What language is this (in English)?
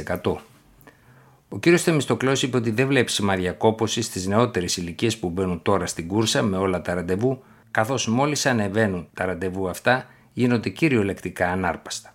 Greek